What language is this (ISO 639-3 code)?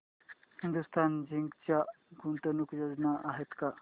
mar